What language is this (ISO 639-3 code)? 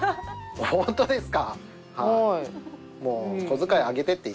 jpn